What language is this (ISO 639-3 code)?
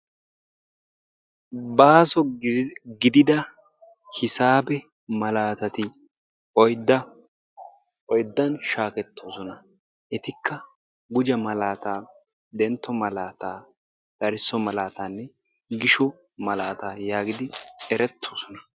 wal